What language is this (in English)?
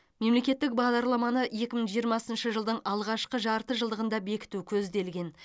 Kazakh